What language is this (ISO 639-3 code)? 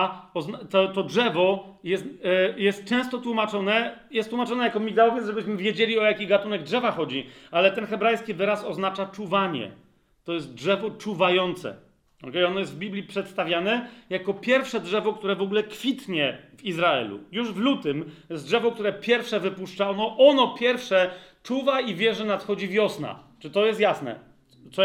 pol